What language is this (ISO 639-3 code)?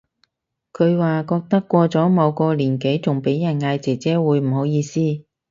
yue